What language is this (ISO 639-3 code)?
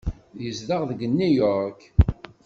kab